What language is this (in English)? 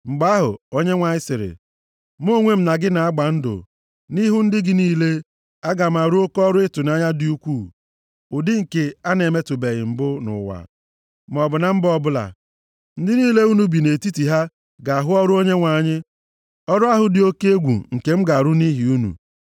Igbo